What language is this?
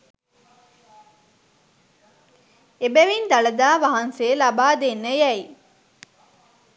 Sinhala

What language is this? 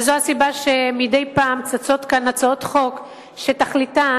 Hebrew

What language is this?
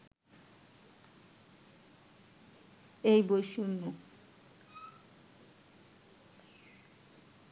Bangla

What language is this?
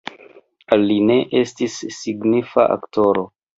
Esperanto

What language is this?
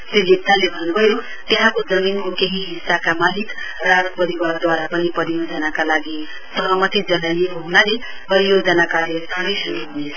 Nepali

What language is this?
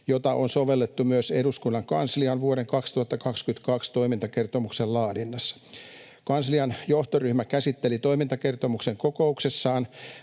Finnish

